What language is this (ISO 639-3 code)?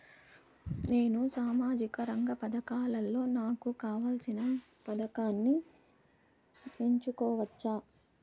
tel